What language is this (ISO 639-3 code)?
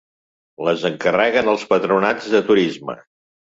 cat